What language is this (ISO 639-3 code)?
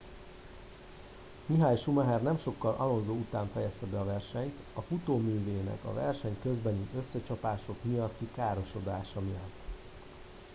hun